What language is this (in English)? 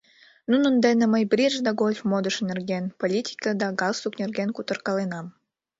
Mari